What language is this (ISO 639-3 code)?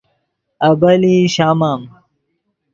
ydg